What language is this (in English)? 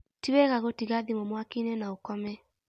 Kikuyu